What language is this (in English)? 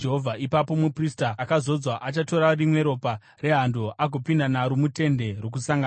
Shona